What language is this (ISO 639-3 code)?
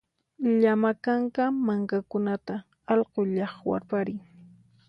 qxp